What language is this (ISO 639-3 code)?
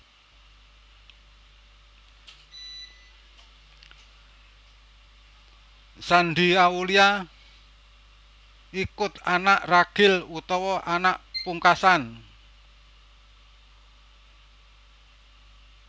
jav